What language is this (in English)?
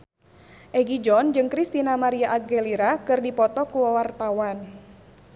Sundanese